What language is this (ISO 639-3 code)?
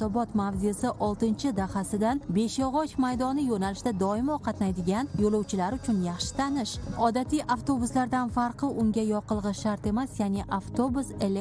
tur